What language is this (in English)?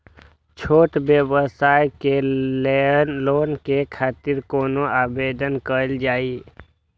Maithili